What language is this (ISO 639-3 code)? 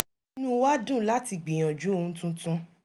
yor